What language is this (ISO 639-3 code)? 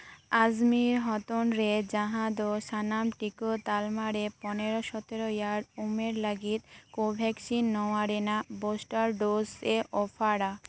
sat